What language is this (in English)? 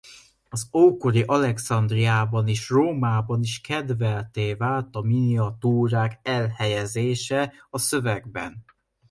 Hungarian